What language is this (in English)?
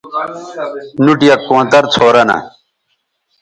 Bateri